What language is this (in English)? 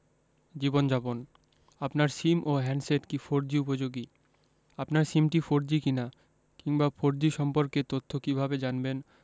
Bangla